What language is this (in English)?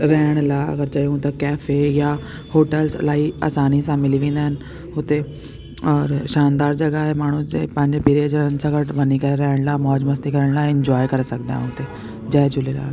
Sindhi